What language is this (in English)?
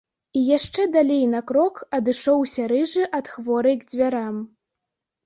Belarusian